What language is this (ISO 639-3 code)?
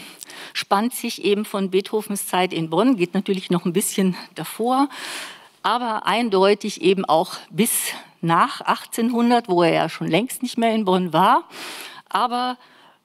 deu